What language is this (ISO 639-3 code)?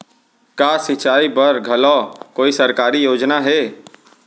hne